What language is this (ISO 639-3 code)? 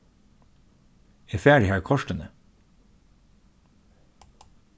fao